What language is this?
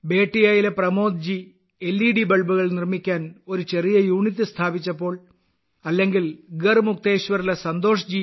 Malayalam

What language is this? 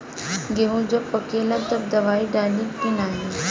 Bhojpuri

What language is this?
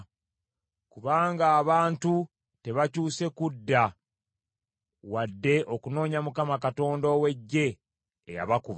Ganda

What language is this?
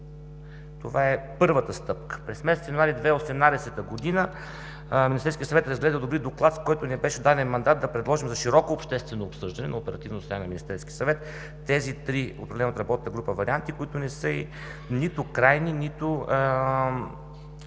Bulgarian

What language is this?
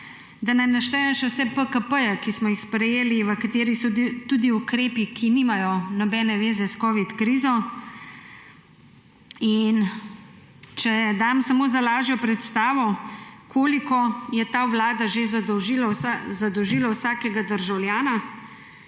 Slovenian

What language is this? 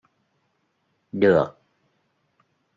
Vietnamese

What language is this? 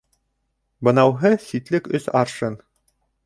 Bashkir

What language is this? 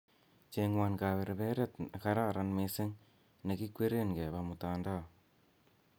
Kalenjin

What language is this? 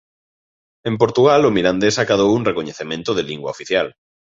Galician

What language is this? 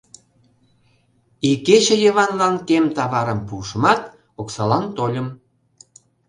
Mari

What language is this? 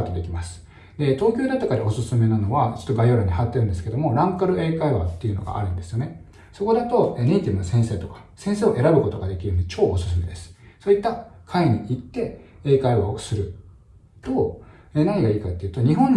Japanese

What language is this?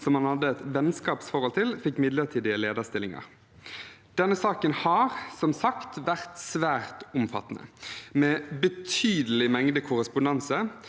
Norwegian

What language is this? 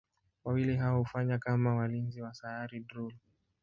Swahili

